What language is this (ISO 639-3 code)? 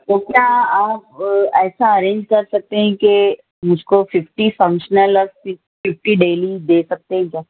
urd